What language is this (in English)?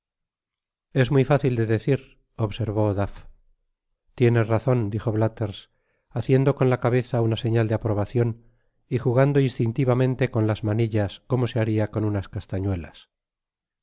Spanish